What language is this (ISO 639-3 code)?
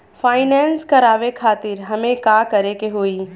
bho